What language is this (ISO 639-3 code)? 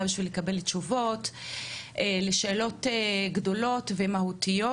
heb